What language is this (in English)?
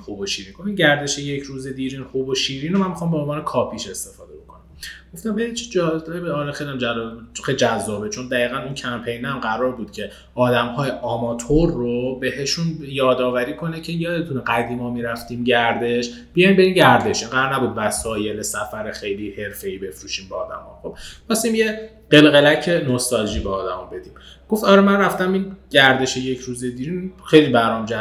Persian